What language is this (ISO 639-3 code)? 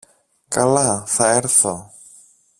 ell